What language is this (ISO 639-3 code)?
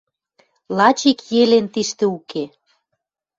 mrj